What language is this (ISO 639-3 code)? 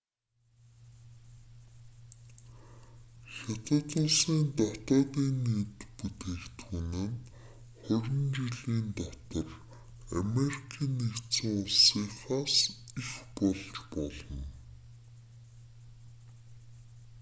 mon